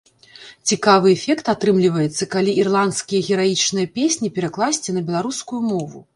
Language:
Belarusian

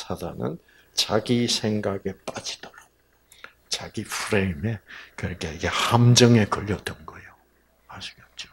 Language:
Korean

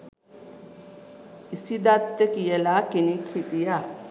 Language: Sinhala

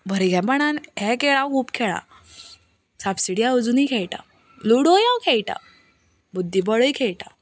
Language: Konkani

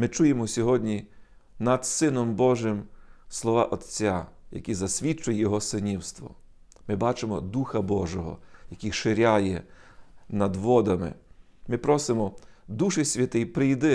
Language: Ukrainian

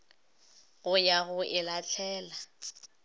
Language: Northern Sotho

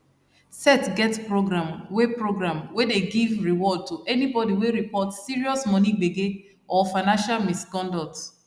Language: Nigerian Pidgin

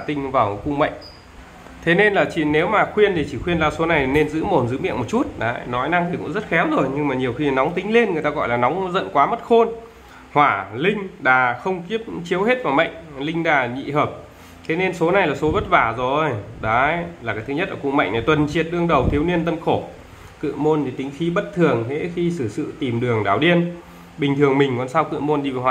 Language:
Vietnamese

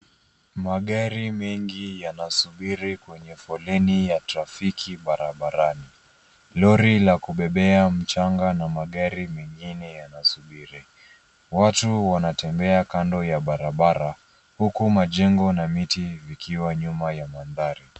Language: Swahili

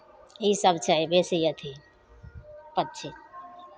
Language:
Maithili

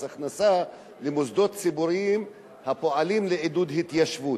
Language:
Hebrew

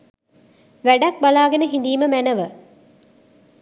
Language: Sinhala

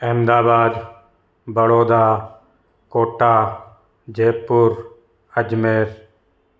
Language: Sindhi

